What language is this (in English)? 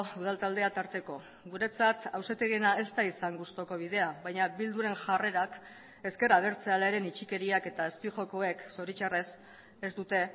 Basque